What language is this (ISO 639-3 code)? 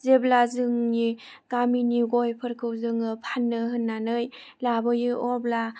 brx